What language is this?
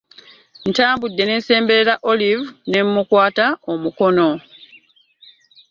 Ganda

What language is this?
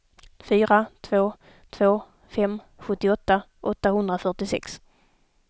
Swedish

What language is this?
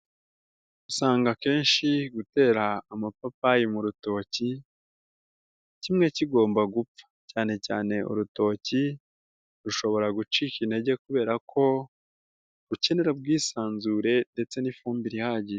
Kinyarwanda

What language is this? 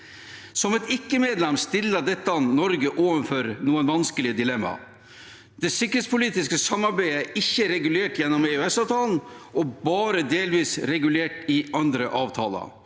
Norwegian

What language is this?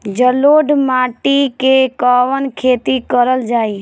Bhojpuri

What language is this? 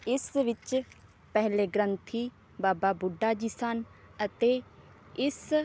Punjabi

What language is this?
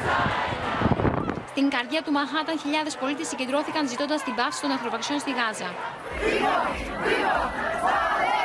Greek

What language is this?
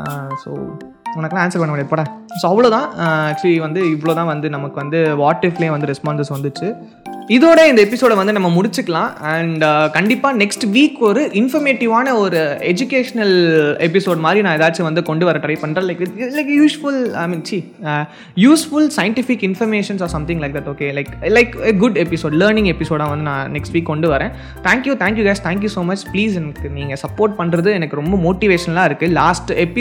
Tamil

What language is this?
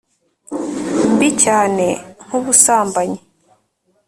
Kinyarwanda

